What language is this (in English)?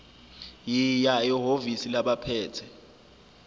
Zulu